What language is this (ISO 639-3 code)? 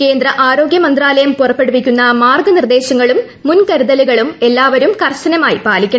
mal